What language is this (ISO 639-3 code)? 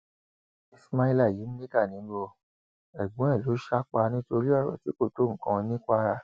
yor